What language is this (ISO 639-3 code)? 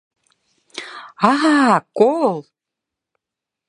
chm